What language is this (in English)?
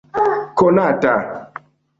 Esperanto